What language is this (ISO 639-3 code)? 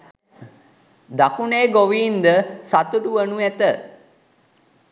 sin